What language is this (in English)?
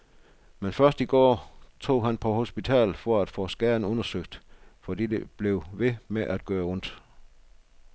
Danish